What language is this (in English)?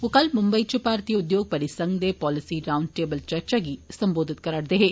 Dogri